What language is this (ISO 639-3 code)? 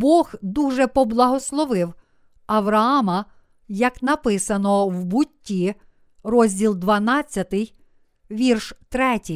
ukr